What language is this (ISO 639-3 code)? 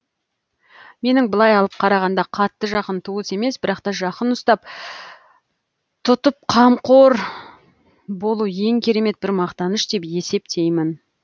kaz